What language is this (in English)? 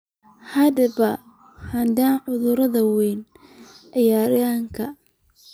Somali